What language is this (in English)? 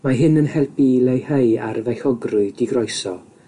Welsh